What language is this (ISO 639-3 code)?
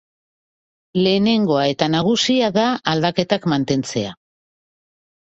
eus